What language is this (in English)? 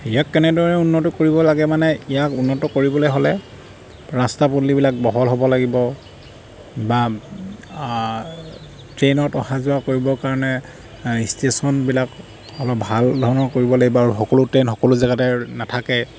Assamese